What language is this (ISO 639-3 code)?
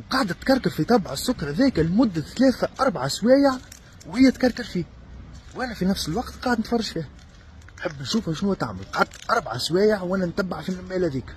ara